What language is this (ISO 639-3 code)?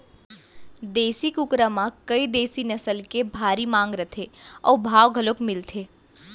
hne